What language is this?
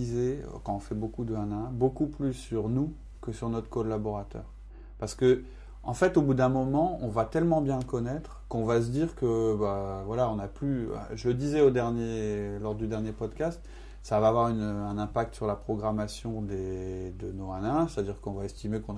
French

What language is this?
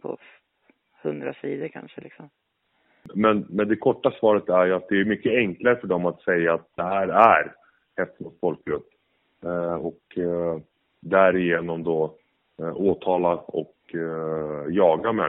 Swedish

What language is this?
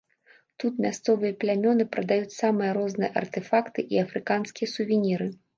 Belarusian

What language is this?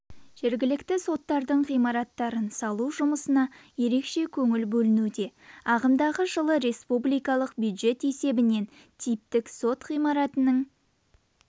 Kazakh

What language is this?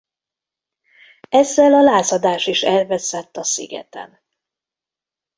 Hungarian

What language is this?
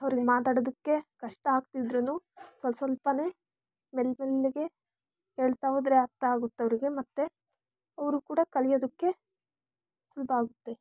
Kannada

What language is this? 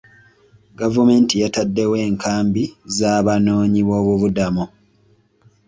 Ganda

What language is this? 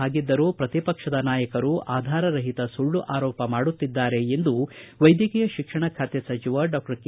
Kannada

